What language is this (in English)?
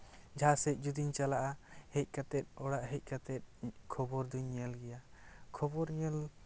Santali